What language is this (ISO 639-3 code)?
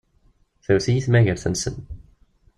kab